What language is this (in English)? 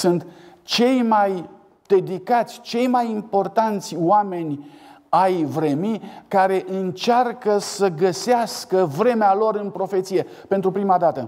Romanian